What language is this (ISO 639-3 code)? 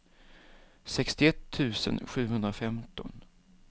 swe